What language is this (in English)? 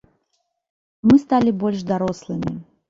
Belarusian